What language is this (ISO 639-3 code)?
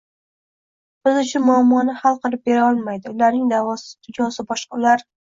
uzb